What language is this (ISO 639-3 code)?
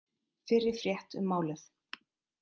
isl